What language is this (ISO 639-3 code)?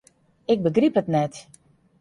fry